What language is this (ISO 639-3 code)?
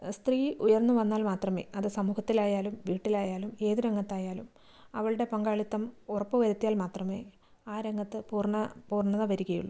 mal